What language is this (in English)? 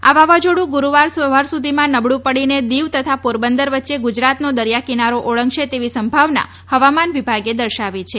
Gujarati